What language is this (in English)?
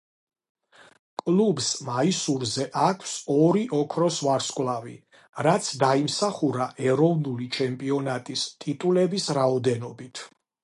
Georgian